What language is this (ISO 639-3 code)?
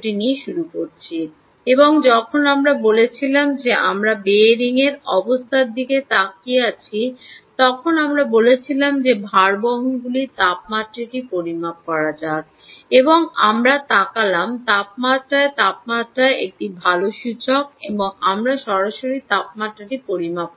ben